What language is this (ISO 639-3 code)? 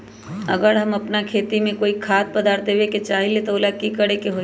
mag